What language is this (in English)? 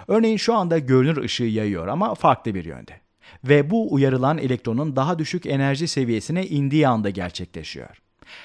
Turkish